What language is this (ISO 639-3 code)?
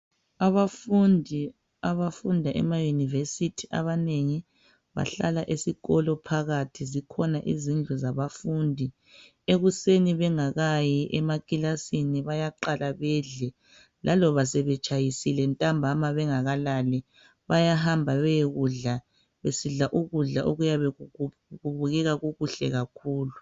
nde